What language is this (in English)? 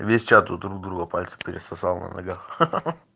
Russian